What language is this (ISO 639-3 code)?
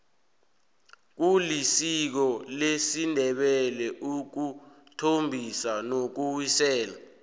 nbl